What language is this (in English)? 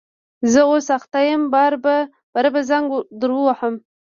Pashto